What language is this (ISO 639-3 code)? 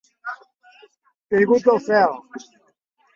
cat